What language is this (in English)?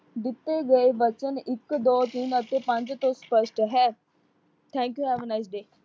Punjabi